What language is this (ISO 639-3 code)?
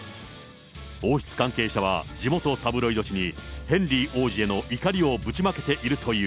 jpn